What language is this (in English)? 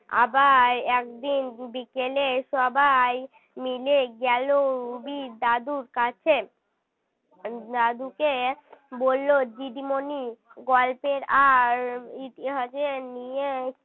Bangla